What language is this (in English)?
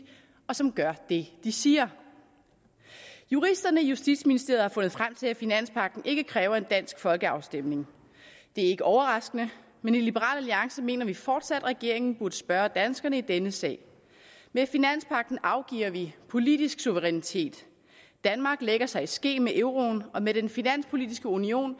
Danish